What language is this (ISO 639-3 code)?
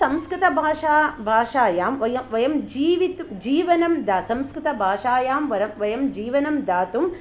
san